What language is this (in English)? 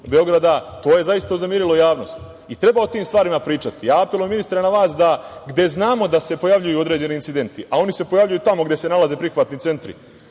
Serbian